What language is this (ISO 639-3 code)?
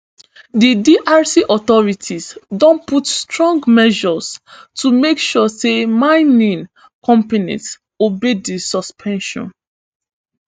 pcm